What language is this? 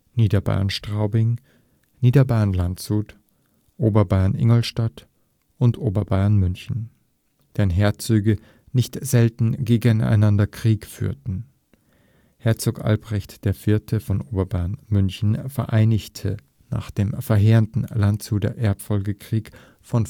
German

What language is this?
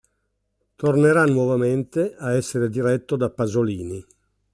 Italian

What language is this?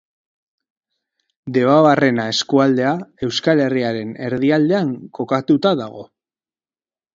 Basque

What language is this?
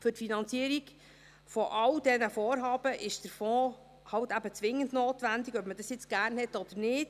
Swiss German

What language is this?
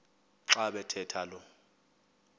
Xhosa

